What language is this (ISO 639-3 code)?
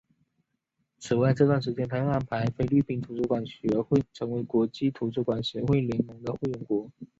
zho